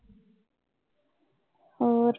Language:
Punjabi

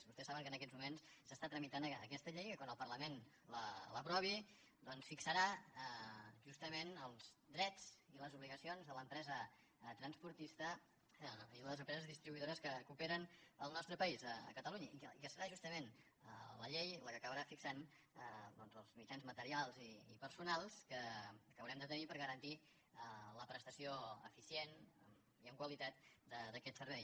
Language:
Catalan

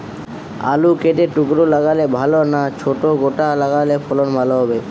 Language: Bangla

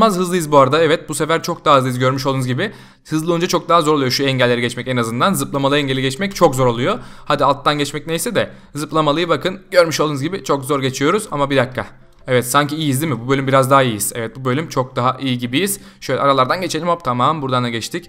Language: Turkish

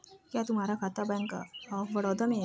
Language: Hindi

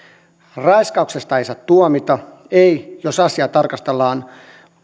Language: Finnish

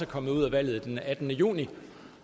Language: Danish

